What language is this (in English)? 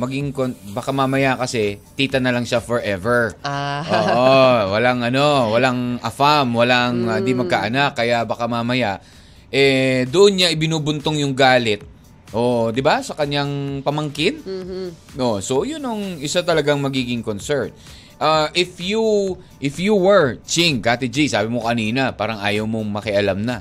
Filipino